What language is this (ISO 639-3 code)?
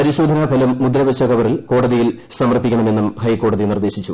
mal